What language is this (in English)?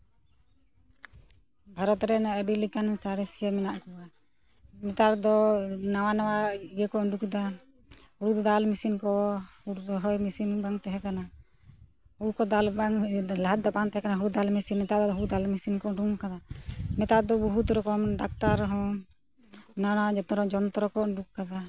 Santali